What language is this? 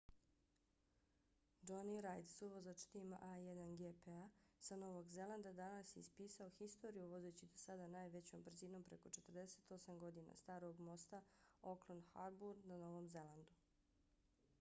Bosnian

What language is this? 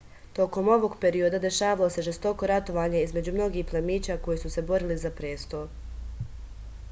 Serbian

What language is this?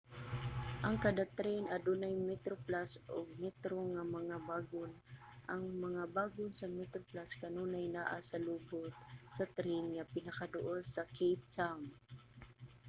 Cebuano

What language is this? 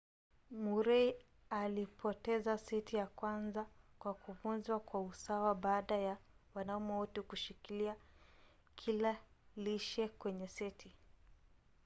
Swahili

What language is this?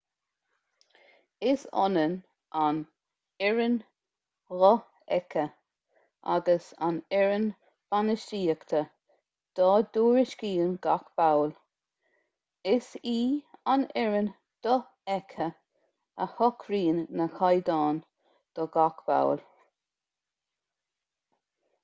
Irish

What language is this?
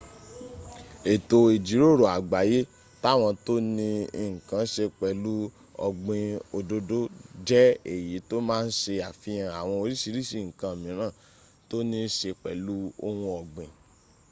Yoruba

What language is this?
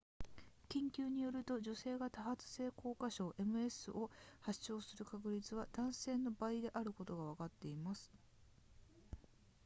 Japanese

